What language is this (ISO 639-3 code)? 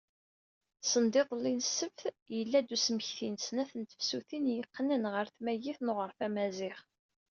kab